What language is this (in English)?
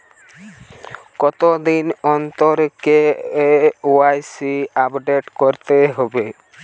Bangla